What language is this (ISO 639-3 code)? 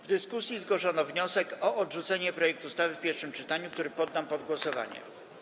pol